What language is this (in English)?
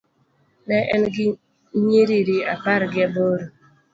Luo (Kenya and Tanzania)